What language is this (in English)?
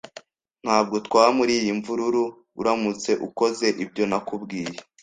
Kinyarwanda